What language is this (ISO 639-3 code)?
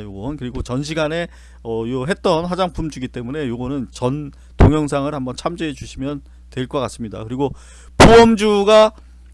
kor